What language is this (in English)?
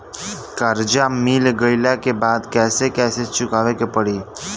Bhojpuri